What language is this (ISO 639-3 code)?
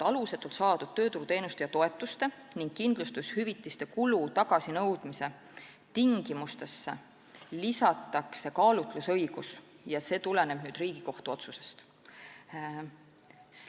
est